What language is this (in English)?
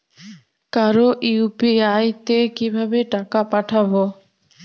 Bangla